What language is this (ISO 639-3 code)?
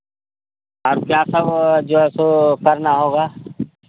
hin